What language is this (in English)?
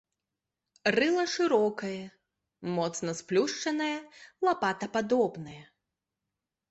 Belarusian